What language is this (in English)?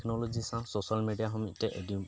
Santali